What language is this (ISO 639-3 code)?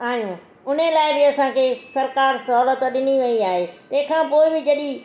snd